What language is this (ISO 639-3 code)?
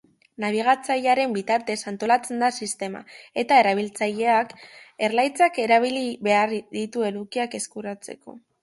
eus